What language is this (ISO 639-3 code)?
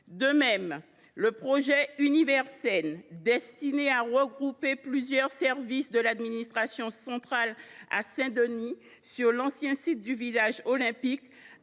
fra